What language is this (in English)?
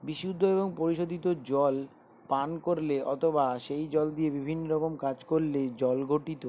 Bangla